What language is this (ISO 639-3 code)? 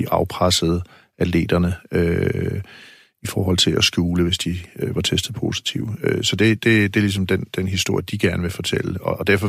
dan